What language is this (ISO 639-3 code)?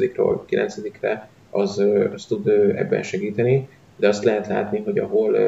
hun